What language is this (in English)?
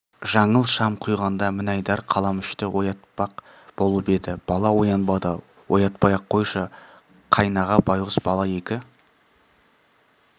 Kazakh